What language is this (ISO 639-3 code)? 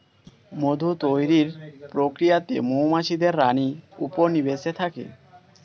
ben